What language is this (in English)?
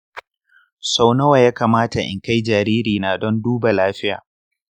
Hausa